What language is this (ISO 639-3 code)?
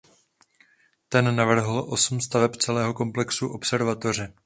ces